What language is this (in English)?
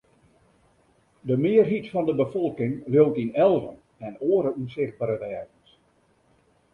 Western Frisian